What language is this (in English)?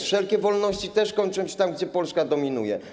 Polish